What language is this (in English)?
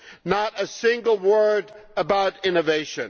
English